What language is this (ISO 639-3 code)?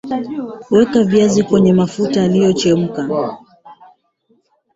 swa